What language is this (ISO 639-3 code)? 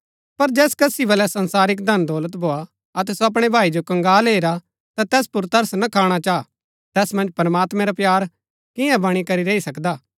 gbk